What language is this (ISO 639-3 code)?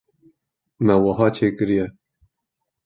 kur